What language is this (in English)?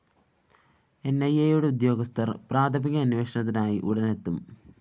Malayalam